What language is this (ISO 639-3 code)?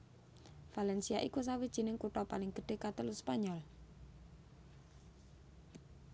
jav